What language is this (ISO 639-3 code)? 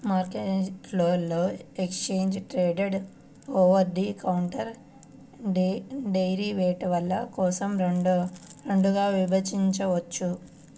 tel